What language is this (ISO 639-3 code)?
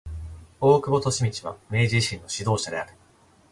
jpn